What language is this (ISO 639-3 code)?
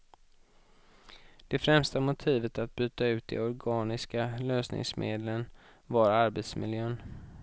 swe